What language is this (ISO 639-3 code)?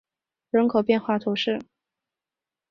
zho